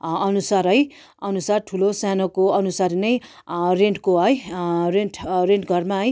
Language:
Nepali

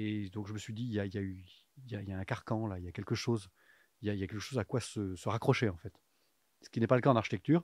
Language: French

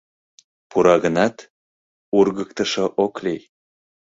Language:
Mari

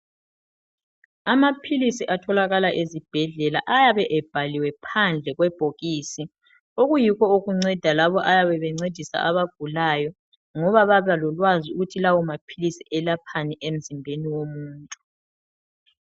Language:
North Ndebele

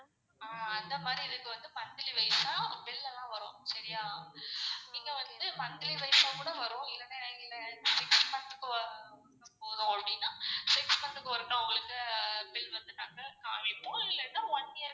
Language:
Tamil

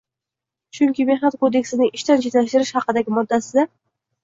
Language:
Uzbek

